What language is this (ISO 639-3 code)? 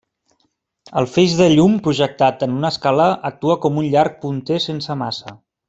cat